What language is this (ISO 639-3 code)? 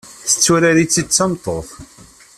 kab